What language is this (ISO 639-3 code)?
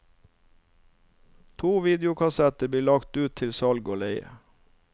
nor